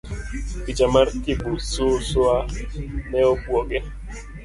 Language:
Luo (Kenya and Tanzania)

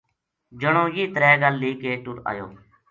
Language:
Gujari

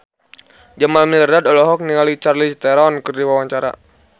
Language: Sundanese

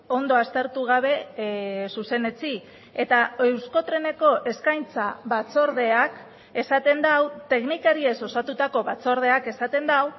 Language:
Basque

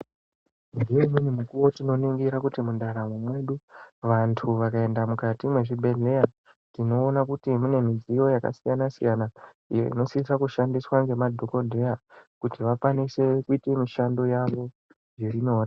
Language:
Ndau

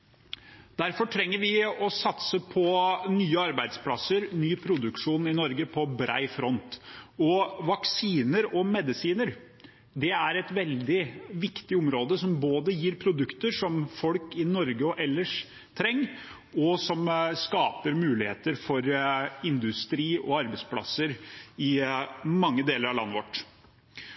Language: Norwegian Bokmål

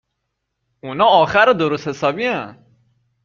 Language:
Persian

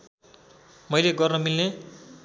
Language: Nepali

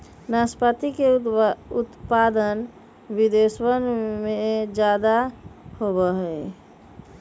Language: Magahi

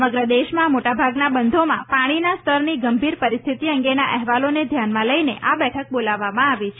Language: Gujarati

